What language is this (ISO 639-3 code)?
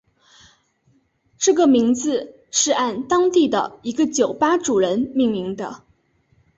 zho